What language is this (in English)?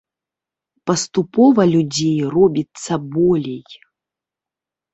Belarusian